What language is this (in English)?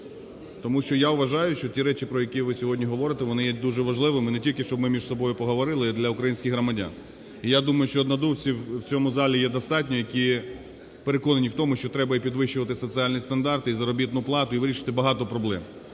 Ukrainian